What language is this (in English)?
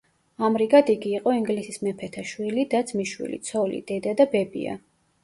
Georgian